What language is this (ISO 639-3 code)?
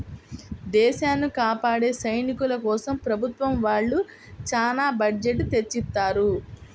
tel